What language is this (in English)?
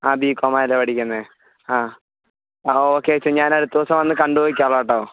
Malayalam